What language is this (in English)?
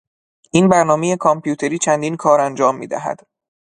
Persian